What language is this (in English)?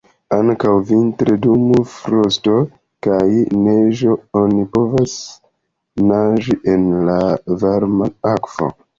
Esperanto